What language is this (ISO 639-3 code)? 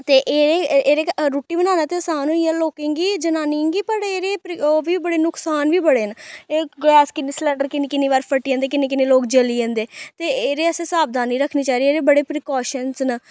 doi